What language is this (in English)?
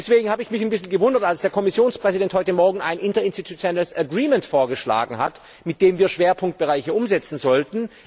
German